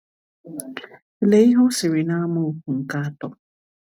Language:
Igbo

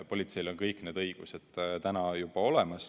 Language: Estonian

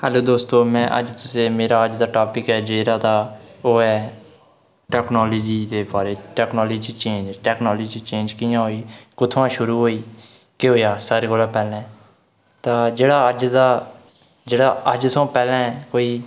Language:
Dogri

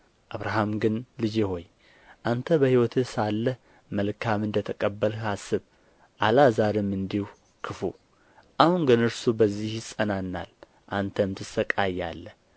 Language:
Amharic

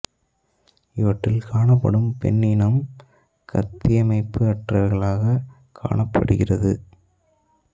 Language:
Tamil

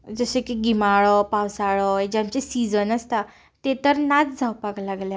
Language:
Konkani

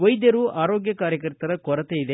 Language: Kannada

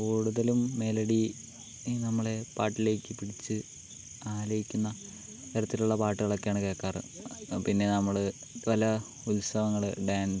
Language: Malayalam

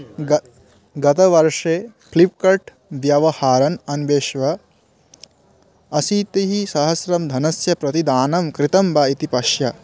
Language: Sanskrit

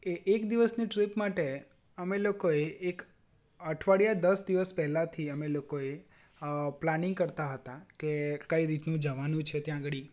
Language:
Gujarati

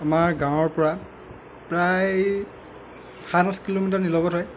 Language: Assamese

